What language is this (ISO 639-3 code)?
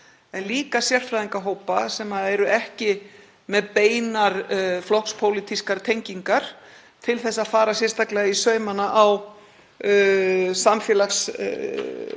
isl